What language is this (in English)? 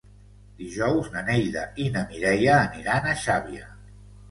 Catalan